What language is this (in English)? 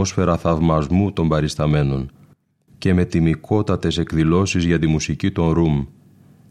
Greek